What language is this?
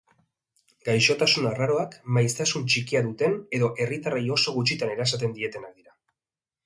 Basque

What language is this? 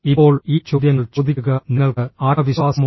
Malayalam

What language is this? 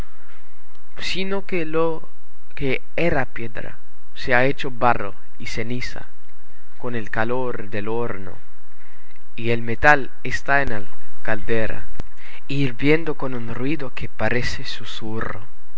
Spanish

